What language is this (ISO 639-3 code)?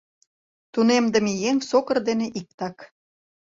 chm